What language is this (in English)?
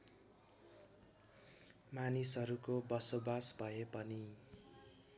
Nepali